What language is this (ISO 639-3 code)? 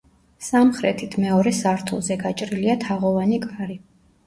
kat